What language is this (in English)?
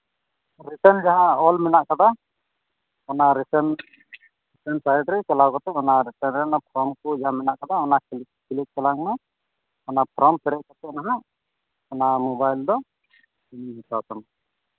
Santali